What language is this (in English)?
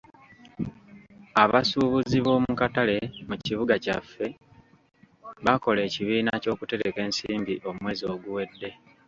Ganda